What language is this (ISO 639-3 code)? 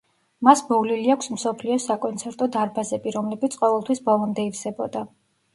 kat